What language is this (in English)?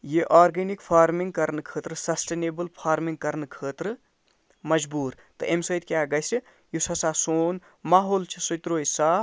Kashmiri